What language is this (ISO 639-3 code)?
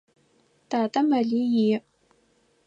ady